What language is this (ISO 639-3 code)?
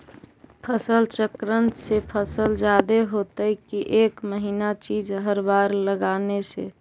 mag